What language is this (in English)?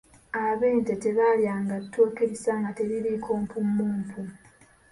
Ganda